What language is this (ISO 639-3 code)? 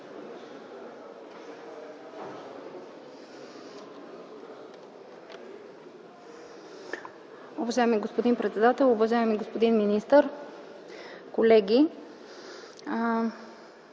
bul